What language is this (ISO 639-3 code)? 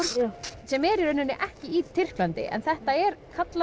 isl